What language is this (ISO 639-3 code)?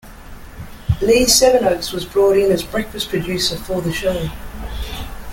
eng